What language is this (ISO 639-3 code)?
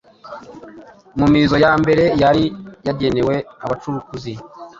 kin